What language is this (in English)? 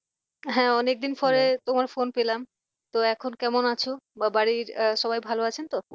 Bangla